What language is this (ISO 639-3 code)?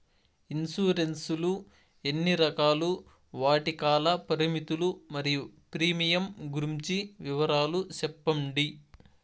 tel